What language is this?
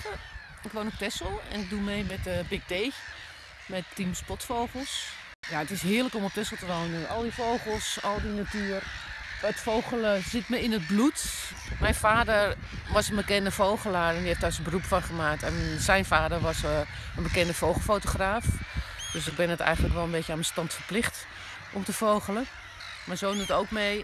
Dutch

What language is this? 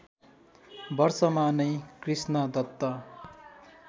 Nepali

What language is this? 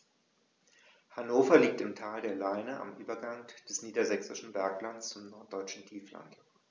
German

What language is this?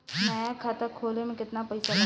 Bhojpuri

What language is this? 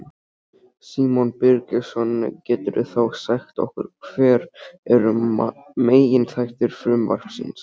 Icelandic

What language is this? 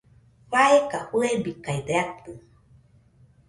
Nüpode Huitoto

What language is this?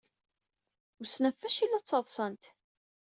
Kabyle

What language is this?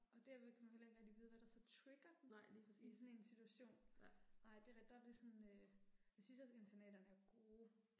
Danish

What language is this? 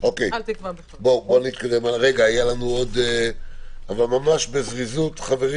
Hebrew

